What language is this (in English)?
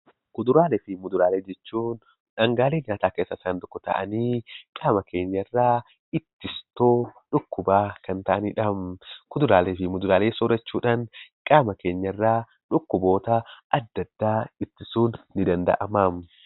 Oromo